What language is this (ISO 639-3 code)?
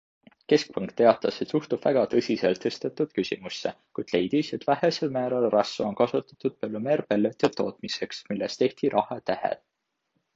est